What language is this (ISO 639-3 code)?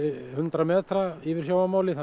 isl